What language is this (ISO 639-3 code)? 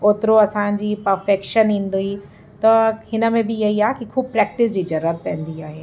snd